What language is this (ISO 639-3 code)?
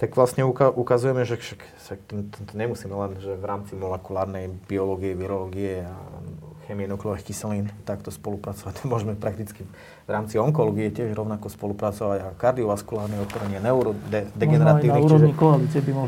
slk